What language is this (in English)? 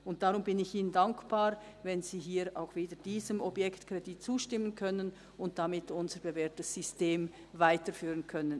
Swiss German